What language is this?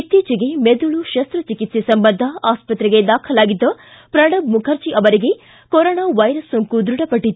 Kannada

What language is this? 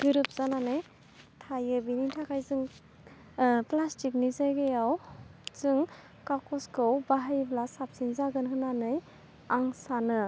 Bodo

